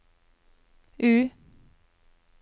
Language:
Norwegian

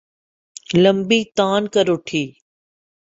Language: Urdu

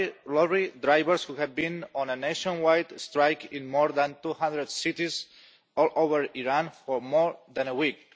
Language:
English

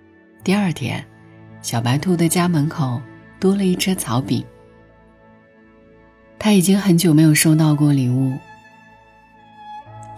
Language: Chinese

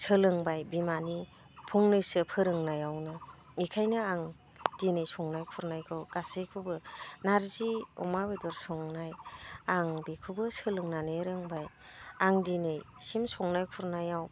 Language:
Bodo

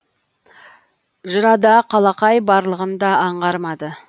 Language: Kazakh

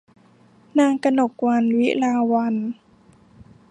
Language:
Thai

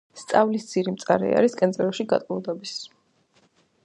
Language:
Georgian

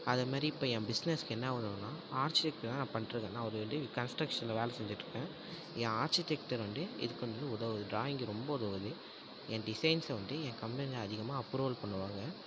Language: Tamil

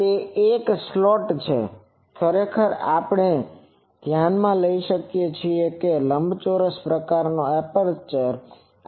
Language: Gujarati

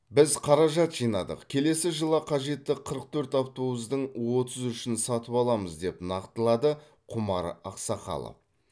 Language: Kazakh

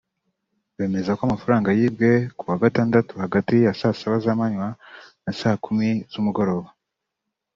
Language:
Kinyarwanda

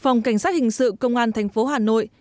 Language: Vietnamese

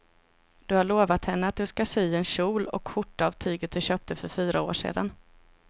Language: Swedish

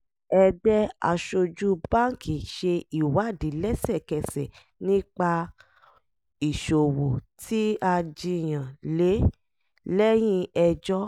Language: Yoruba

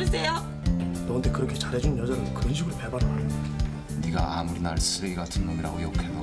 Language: Korean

